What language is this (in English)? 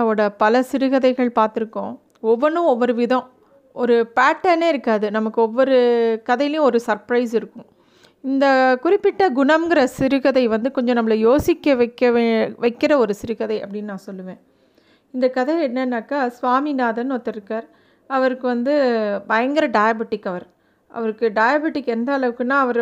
Tamil